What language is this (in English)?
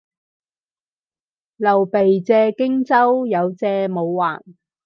Cantonese